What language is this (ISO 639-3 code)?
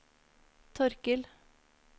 nor